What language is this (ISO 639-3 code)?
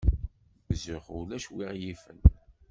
kab